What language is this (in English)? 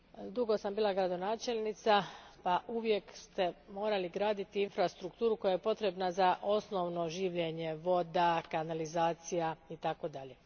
Croatian